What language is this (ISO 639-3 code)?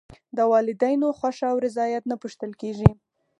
pus